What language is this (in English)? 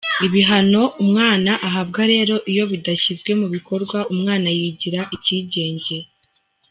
Kinyarwanda